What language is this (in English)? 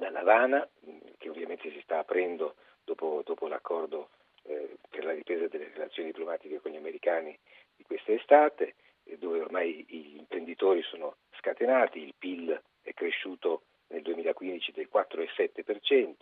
Italian